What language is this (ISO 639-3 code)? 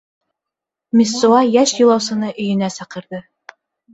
bak